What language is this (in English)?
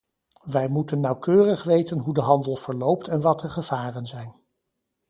Dutch